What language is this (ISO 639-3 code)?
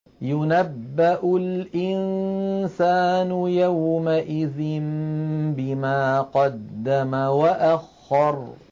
ara